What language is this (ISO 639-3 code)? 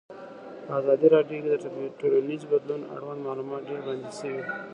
pus